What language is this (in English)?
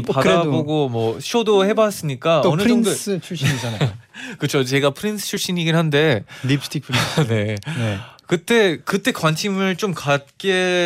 Korean